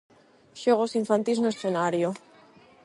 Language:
Galician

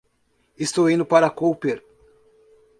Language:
Portuguese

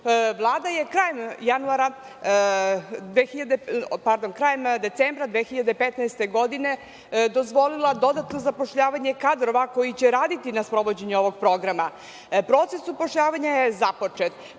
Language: Serbian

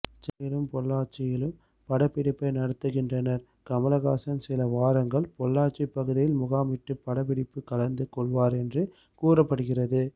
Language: Tamil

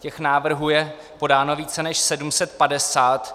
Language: Czech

